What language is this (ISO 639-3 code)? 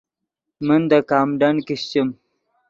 ydg